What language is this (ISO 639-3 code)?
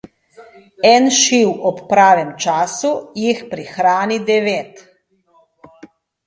slv